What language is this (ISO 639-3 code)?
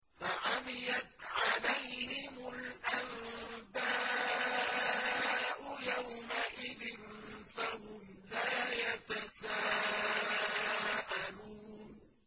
ara